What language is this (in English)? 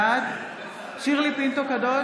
Hebrew